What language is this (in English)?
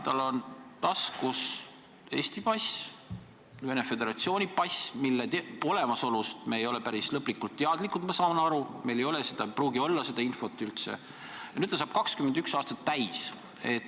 Estonian